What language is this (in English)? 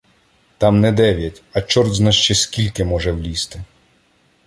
Ukrainian